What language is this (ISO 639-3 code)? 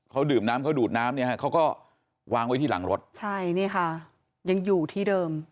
tha